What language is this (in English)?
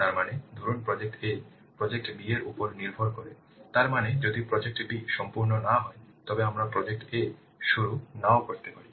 Bangla